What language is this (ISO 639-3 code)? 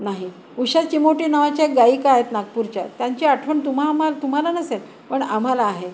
mar